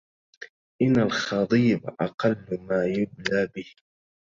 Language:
Arabic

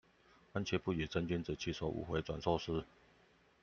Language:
Chinese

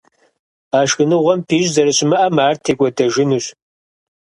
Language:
Kabardian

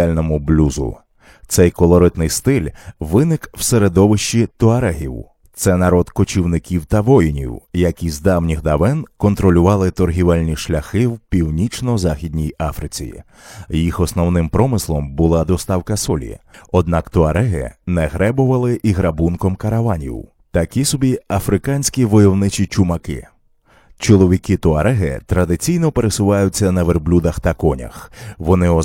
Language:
Ukrainian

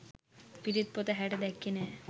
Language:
Sinhala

